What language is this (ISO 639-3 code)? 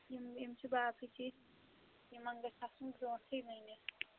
kas